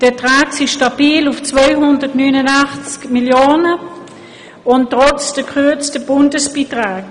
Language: Swiss German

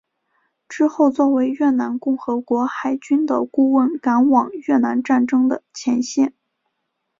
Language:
Chinese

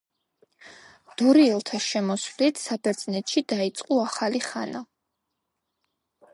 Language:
Georgian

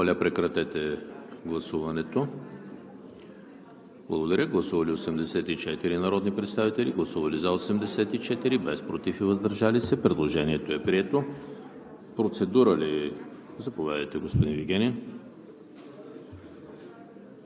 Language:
Bulgarian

